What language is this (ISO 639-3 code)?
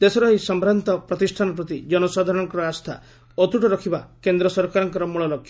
ori